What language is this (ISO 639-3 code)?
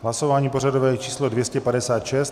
ces